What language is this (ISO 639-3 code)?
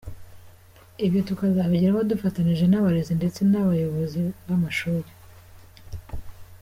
kin